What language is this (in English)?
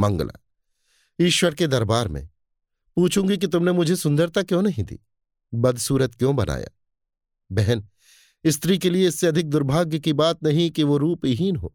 Hindi